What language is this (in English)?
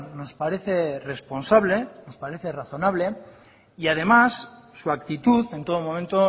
Spanish